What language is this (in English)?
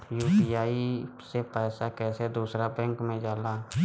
Bhojpuri